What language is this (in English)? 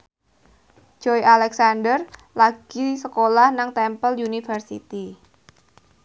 Javanese